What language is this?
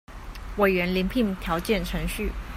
Chinese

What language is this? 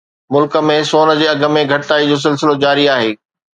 Sindhi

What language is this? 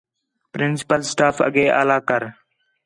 Khetrani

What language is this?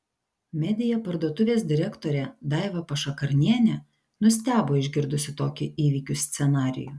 Lithuanian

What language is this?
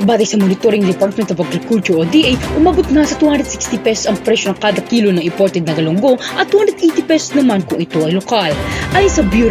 Filipino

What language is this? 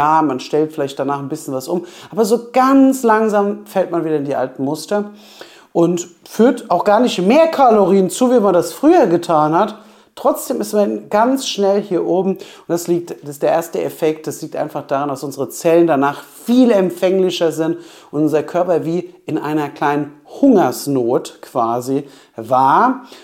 German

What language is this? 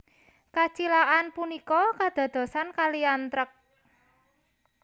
Javanese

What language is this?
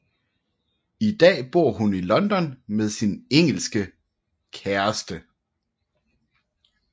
Danish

